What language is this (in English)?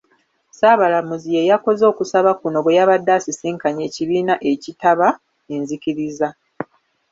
Ganda